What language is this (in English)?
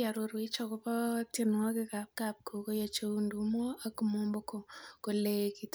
Kalenjin